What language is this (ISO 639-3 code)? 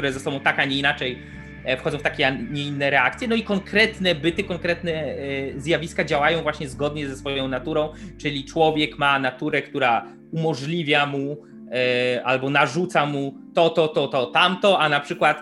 pol